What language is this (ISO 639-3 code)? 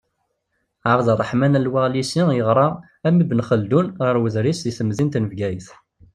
kab